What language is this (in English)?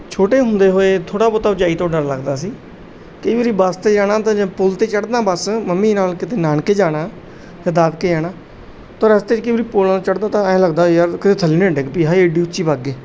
Punjabi